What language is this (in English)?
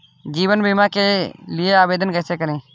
Hindi